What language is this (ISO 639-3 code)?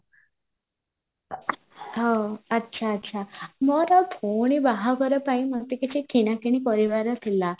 ori